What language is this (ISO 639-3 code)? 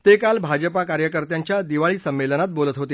mar